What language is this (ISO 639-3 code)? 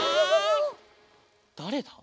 jpn